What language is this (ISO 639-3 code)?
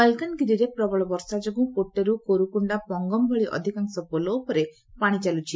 ori